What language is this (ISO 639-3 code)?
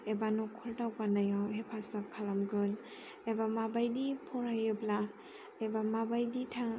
brx